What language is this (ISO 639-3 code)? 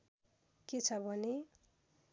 nep